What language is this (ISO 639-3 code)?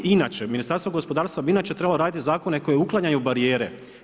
hrv